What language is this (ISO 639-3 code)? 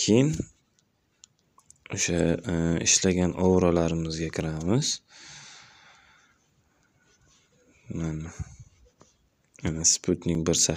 tur